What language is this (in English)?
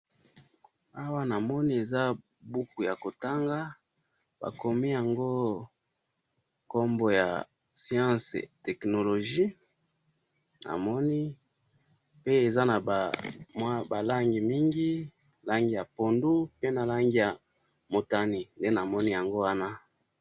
Lingala